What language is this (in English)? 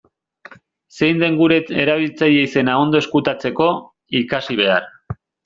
Basque